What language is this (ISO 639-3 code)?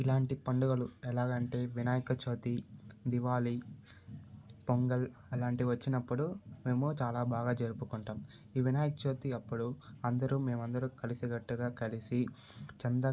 tel